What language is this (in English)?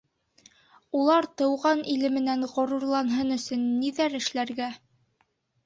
Bashkir